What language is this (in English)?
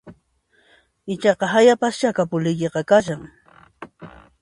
Puno Quechua